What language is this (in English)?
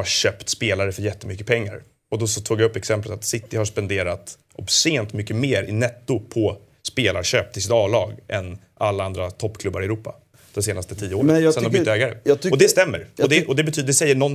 Swedish